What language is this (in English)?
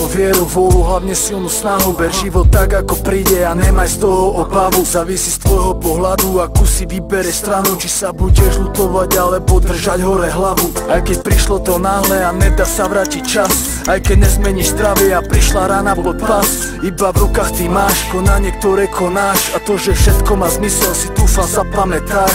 Czech